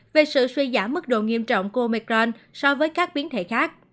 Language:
Vietnamese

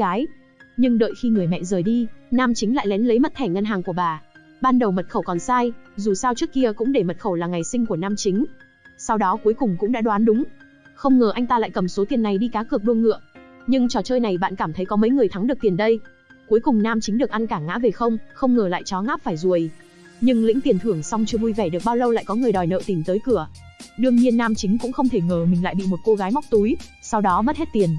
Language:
Vietnamese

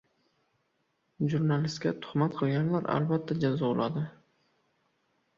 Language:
Uzbek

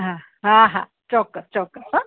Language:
Gujarati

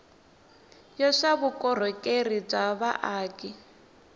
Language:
Tsonga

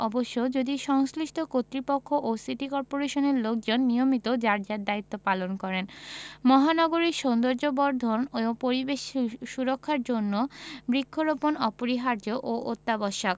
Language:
Bangla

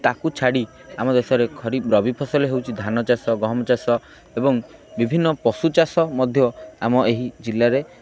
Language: Odia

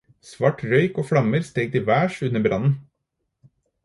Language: Norwegian Bokmål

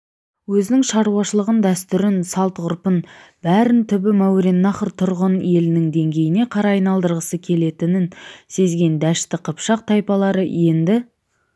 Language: Kazakh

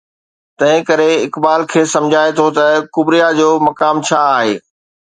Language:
Sindhi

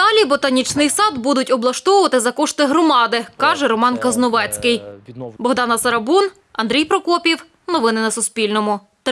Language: Ukrainian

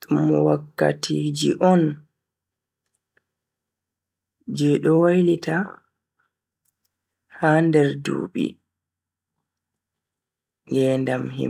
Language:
Bagirmi Fulfulde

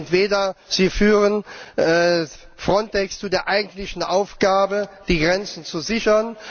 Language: German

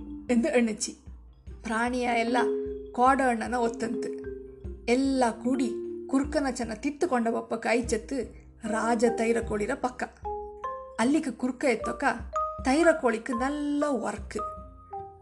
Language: Kannada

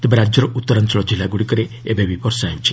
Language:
Odia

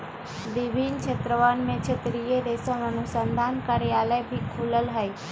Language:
Magahi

